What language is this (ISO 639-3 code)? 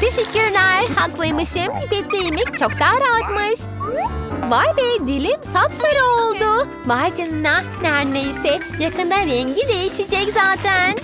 tur